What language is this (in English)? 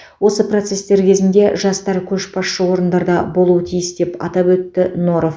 Kazakh